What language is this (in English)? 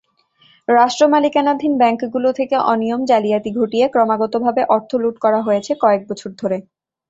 Bangla